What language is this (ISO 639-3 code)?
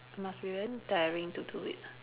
eng